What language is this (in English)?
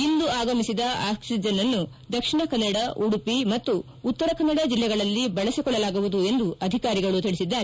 Kannada